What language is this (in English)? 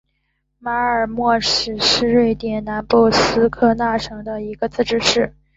Chinese